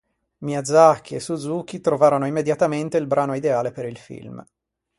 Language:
Italian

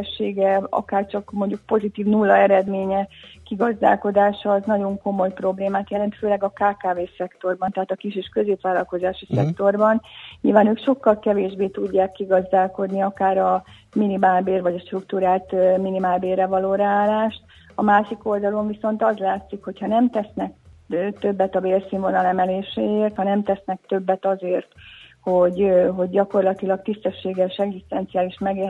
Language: Hungarian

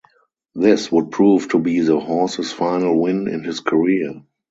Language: English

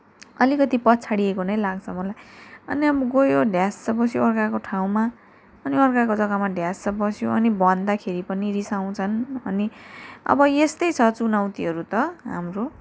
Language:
Nepali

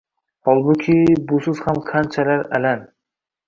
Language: Uzbek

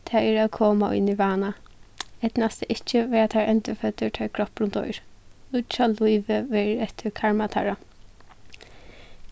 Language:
Faroese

